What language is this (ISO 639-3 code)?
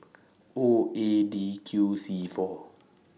eng